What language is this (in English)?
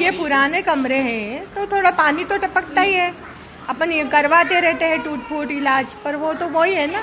Hindi